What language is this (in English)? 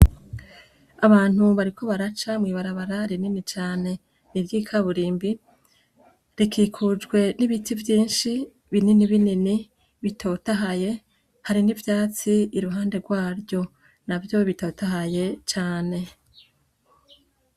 Rundi